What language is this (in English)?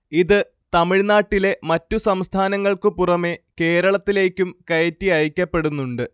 Malayalam